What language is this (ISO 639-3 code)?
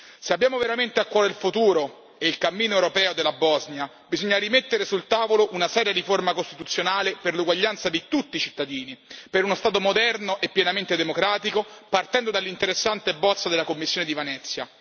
ita